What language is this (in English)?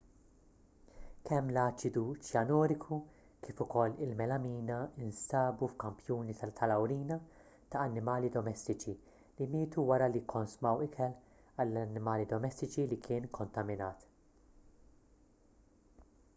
Maltese